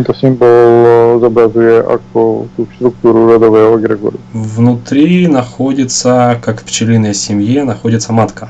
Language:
Russian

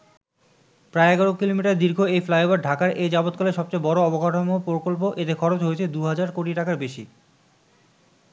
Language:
Bangla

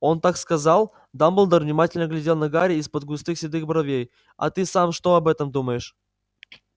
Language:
Russian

